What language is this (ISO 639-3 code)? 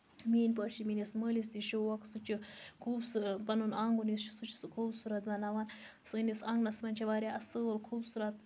kas